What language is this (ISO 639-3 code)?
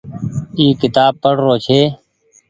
gig